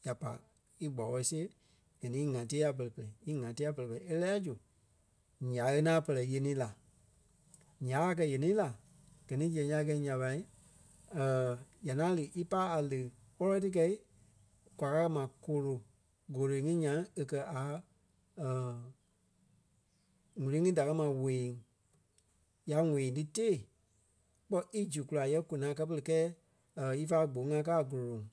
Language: Kpelle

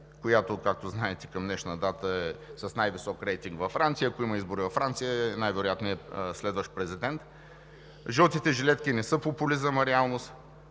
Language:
Bulgarian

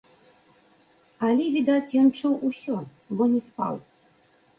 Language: Belarusian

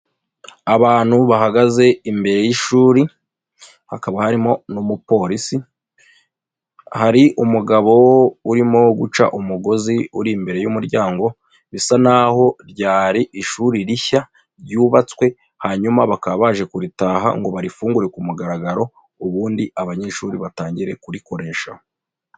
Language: Kinyarwanda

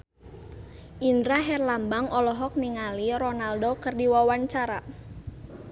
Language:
Sundanese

